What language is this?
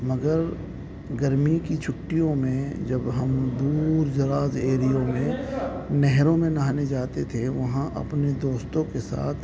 Urdu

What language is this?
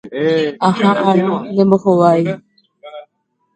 Guarani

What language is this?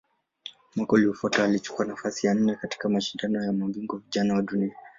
Swahili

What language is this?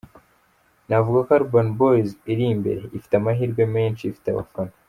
Kinyarwanda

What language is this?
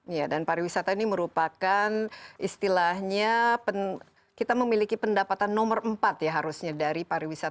Indonesian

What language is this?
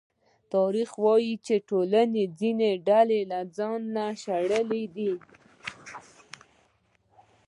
Pashto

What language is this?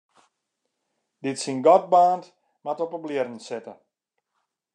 Western Frisian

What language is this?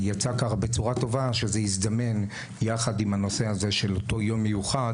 Hebrew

